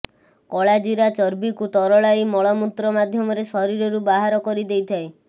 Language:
Odia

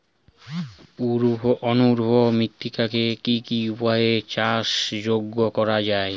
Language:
Bangla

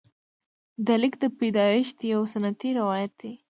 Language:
Pashto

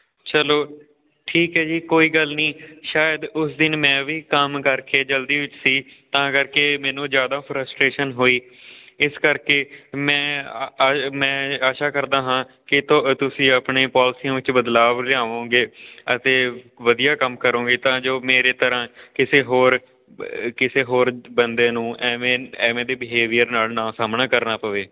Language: Punjabi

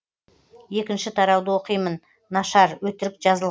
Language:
Kazakh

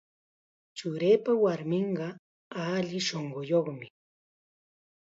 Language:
Chiquián Ancash Quechua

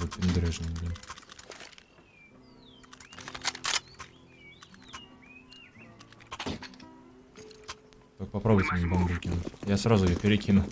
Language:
Russian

